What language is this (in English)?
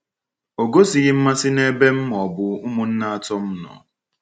Igbo